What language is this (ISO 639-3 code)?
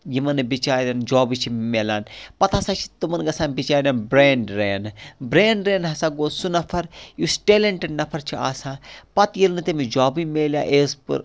kas